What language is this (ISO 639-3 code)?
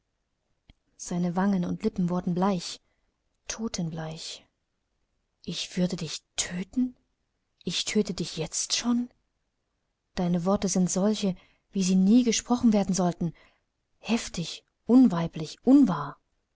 deu